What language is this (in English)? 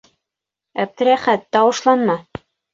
Bashkir